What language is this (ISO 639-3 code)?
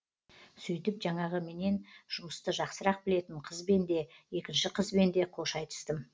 kaz